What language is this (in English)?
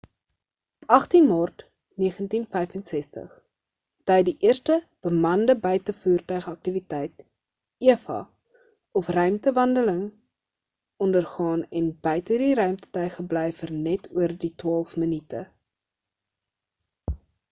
Afrikaans